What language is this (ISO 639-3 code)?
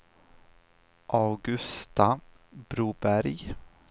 swe